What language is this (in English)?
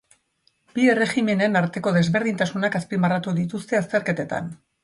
Basque